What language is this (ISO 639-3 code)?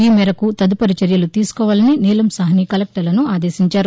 tel